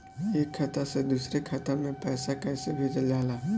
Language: Bhojpuri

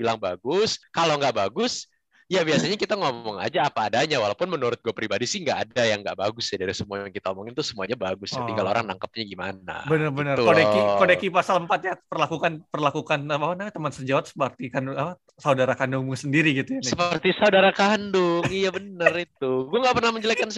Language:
Indonesian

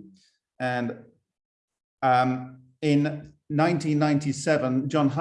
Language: English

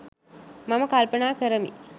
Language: Sinhala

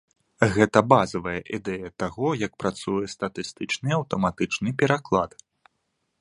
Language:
Belarusian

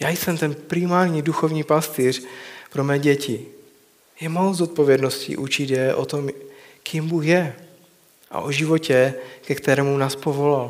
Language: Czech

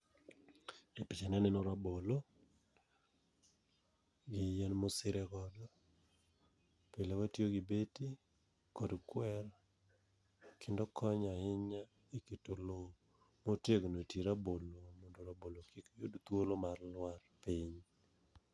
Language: Luo (Kenya and Tanzania)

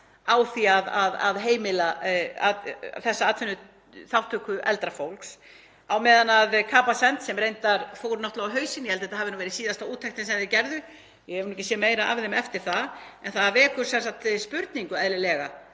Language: Icelandic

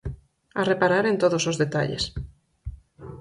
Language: Galician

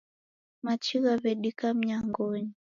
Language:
Taita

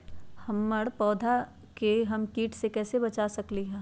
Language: Magahi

